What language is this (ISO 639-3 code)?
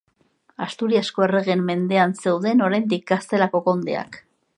eus